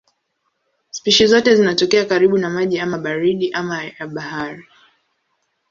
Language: Swahili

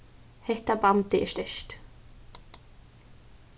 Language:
Faroese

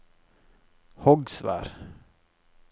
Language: Norwegian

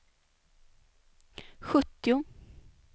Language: Swedish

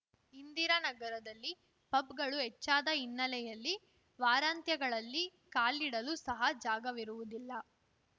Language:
Kannada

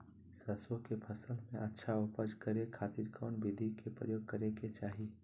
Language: Magahi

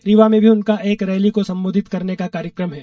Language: Hindi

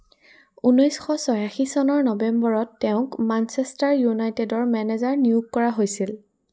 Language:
Assamese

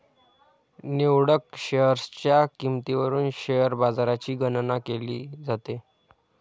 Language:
Marathi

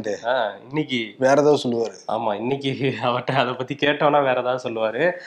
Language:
Tamil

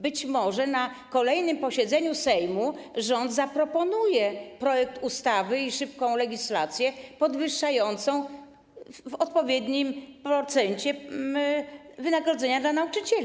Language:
Polish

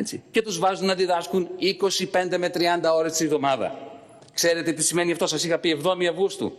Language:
Greek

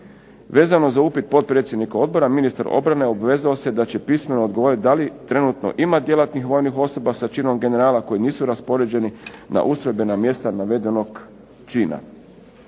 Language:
Croatian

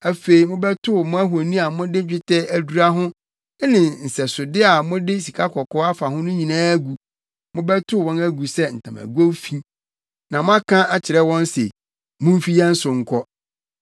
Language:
Akan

